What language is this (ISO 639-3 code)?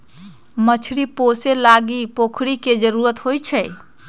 mag